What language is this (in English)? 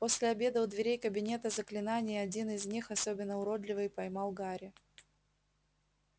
Russian